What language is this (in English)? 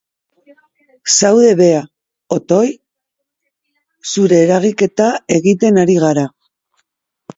Basque